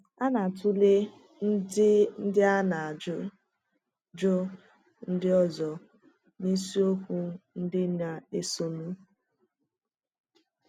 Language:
Igbo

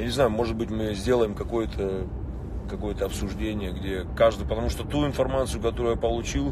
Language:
Russian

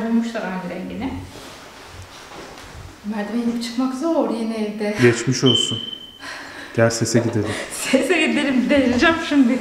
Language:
Turkish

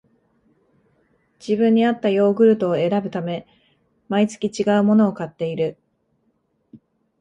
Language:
Japanese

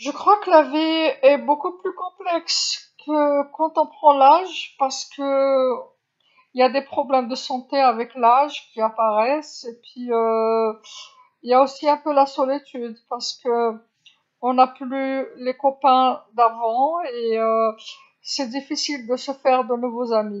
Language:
Algerian Arabic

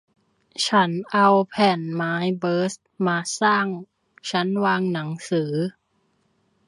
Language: Thai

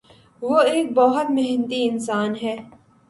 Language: Urdu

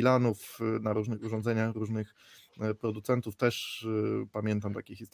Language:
Polish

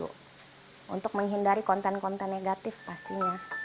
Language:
Indonesian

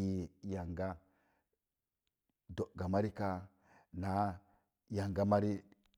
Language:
Mom Jango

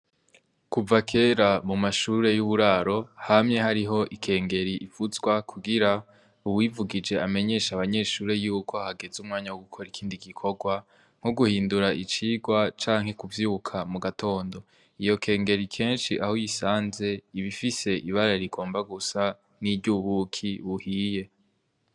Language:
Rundi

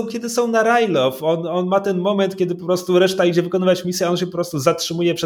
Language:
Polish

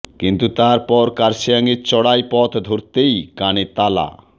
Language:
Bangla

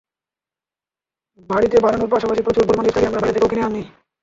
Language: Bangla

